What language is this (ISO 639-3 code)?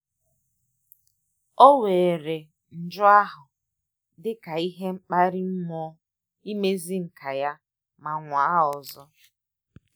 ibo